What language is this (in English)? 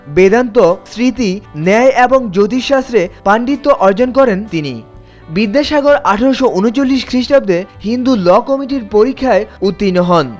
Bangla